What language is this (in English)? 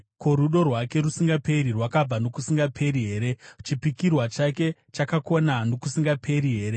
Shona